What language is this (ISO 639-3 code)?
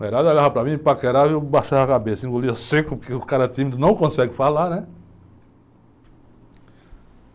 por